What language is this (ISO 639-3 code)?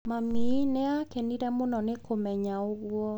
kik